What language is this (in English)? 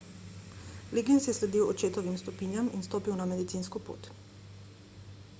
Slovenian